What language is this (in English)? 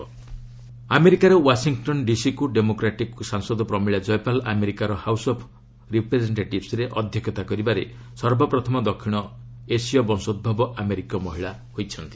Odia